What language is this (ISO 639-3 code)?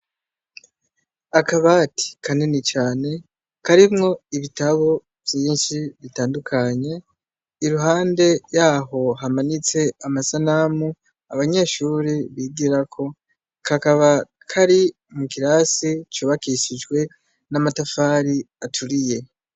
run